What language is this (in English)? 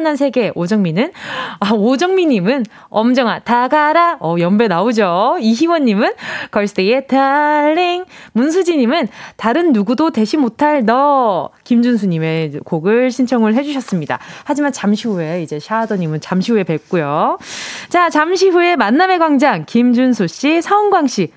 Korean